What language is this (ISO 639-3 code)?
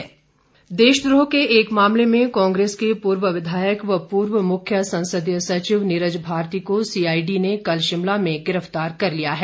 hin